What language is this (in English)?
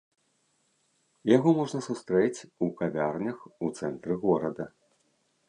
Belarusian